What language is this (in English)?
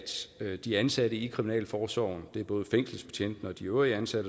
Danish